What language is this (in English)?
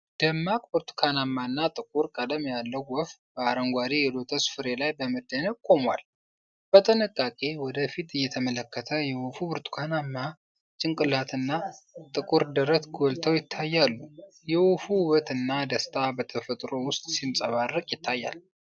Amharic